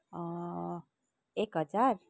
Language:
Nepali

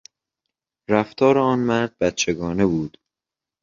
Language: Persian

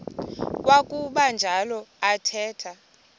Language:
Xhosa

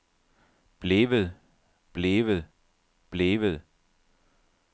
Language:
Danish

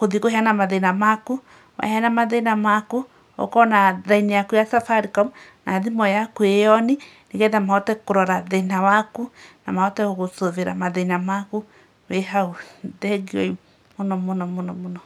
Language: Kikuyu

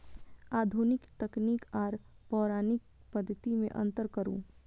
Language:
Maithili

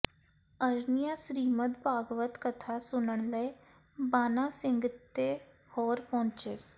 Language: Punjabi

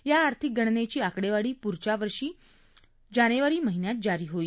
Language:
Marathi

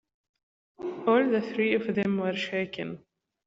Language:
English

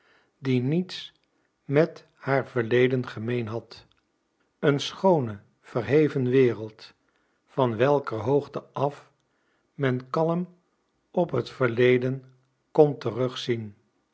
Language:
Dutch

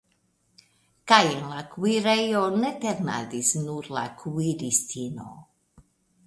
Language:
Esperanto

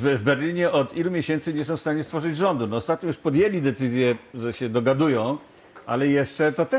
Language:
Polish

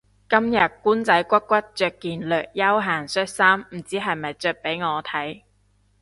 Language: Cantonese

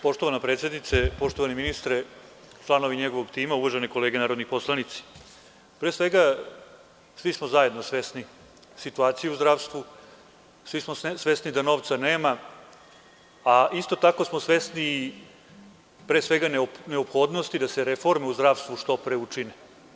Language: Serbian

